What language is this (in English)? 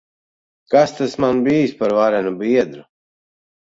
Latvian